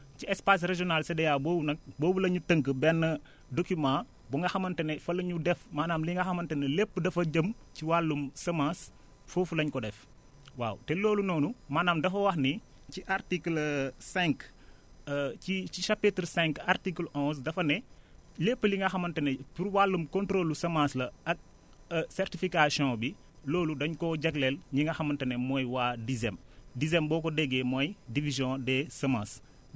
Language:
Wolof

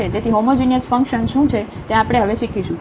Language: Gujarati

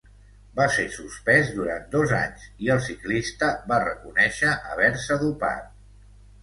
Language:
Catalan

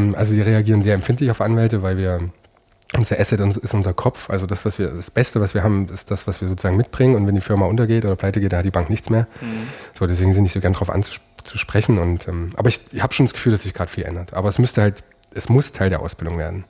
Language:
German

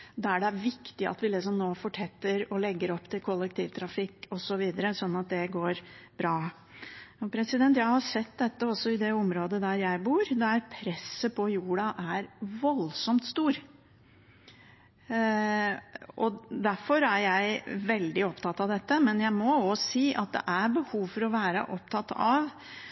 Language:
Norwegian Bokmål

